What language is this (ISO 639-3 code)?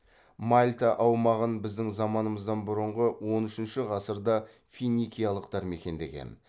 kaz